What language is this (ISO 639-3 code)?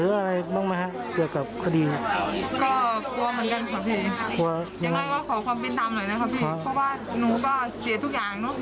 tha